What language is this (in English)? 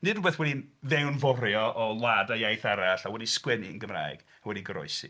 Welsh